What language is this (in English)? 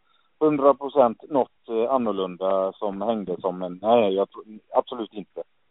Swedish